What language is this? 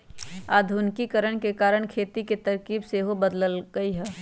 Magahi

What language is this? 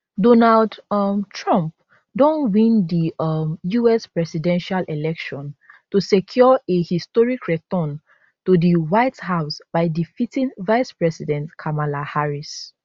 Nigerian Pidgin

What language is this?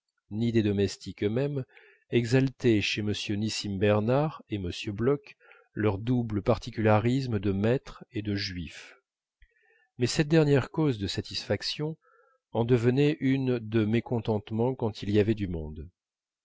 French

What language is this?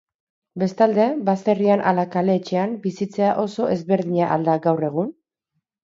Basque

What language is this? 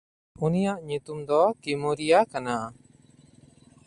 Santali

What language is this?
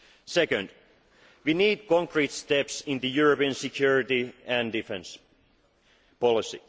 English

